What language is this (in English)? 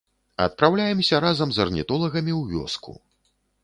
Belarusian